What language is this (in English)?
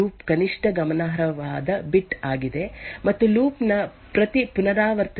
Kannada